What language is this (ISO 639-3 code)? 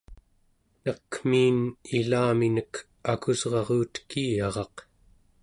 esu